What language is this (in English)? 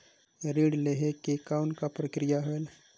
Chhattisgarhi